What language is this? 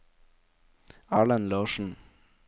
Norwegian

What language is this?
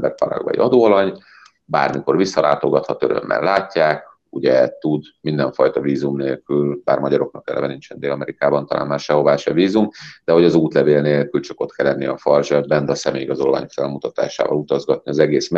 Hungarian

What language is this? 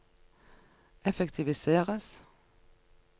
Norwegian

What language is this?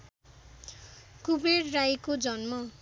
Nepali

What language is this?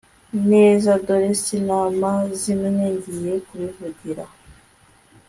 Kinyarwanda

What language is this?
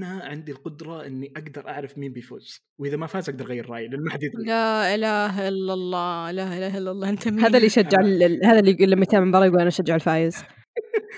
Arabic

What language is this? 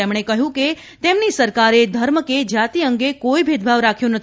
Gujarati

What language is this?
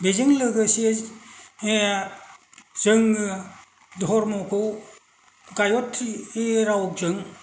Bodo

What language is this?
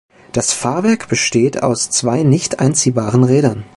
German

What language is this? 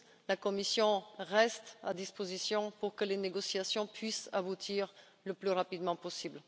French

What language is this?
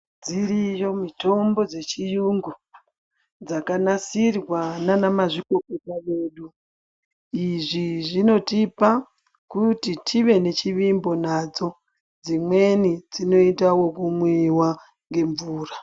Ndau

